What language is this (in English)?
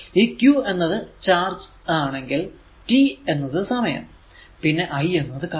Malayalam